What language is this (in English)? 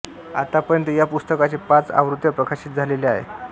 Marathi